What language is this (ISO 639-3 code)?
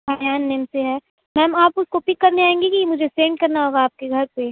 urd